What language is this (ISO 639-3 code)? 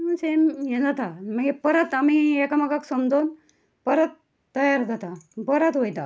kok